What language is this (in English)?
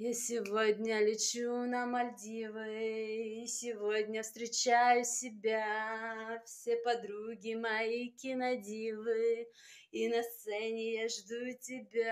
Russian